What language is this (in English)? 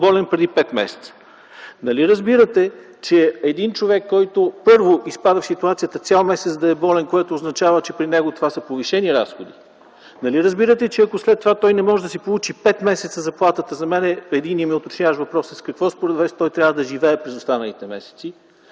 Bulgarian